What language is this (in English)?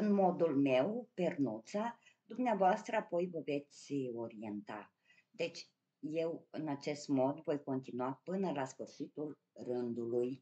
Romanian